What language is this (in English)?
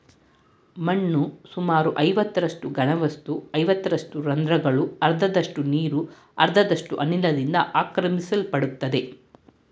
Kannada